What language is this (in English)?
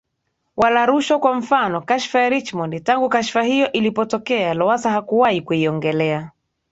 Swahili